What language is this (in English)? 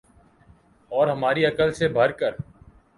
Urdu